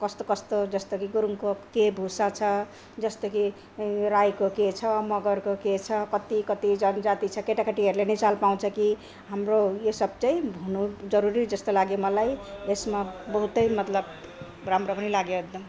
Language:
Nepali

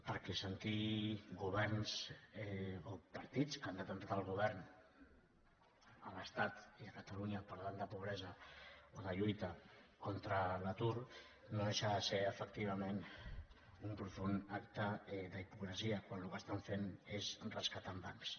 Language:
Catalan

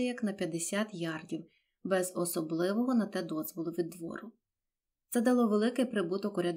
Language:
Ukrainian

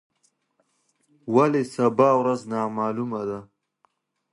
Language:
Pashto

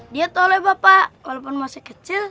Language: Indonesian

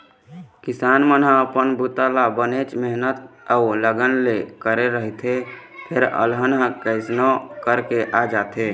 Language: Chhattisgarhi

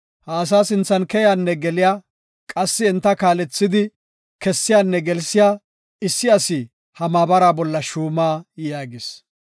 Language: Gofa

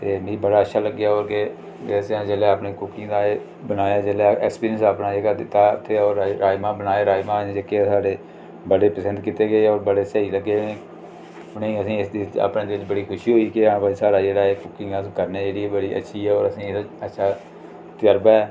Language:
Dogri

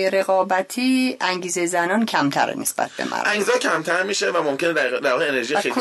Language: Persian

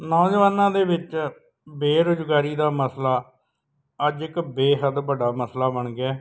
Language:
Punjabi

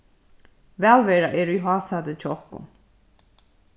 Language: Faroese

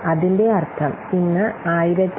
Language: Malayalam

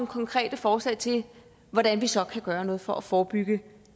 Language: Danish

